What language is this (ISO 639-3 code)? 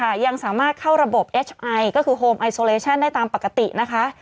tha